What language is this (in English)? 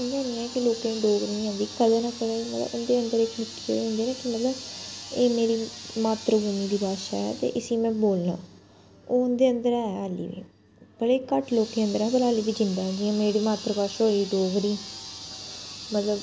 Dogri